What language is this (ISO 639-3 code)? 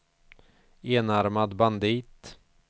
swe